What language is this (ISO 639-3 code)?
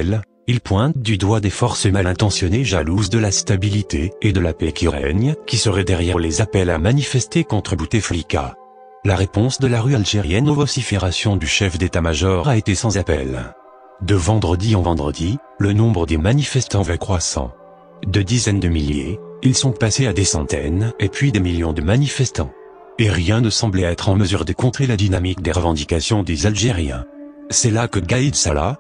fra